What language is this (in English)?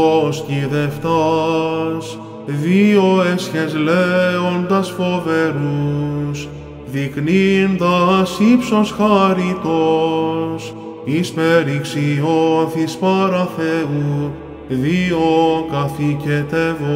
Greek